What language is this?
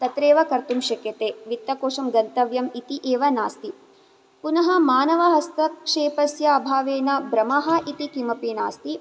Sanskrit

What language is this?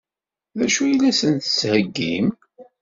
Kabyle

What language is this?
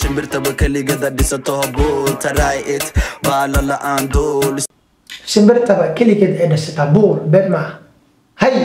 Arabic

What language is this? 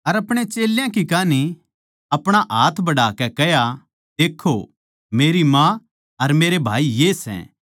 Haryanvi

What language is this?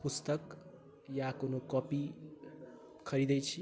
Maithili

